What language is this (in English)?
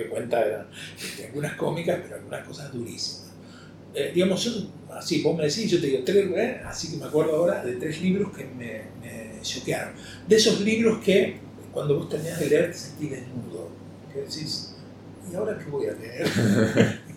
Spanish